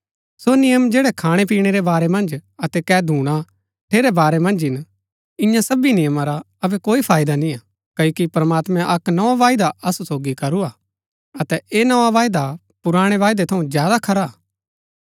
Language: Gaddi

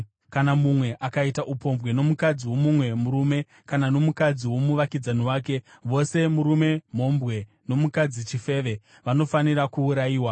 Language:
Shona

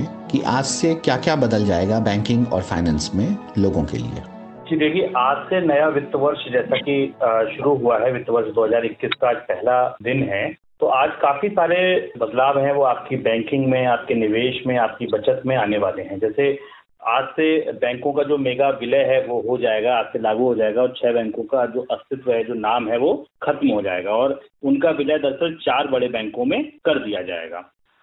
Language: Hindi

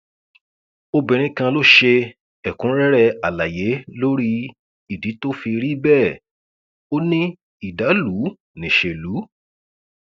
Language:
Yoruba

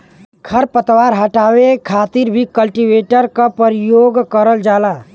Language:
Bhojpuri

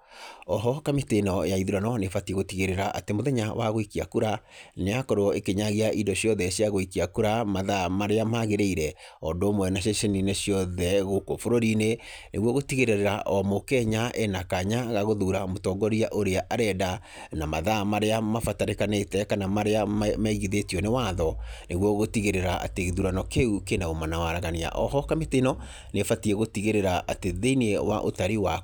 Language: Kikuyu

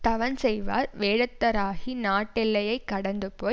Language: Tamil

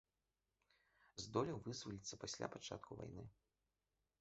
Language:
Belarusian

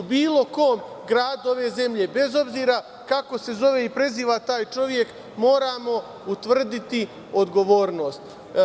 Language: Serbian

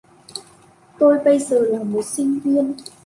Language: Vietnamese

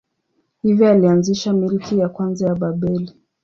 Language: Swahili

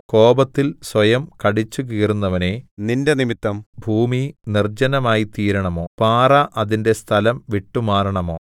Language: Malayalam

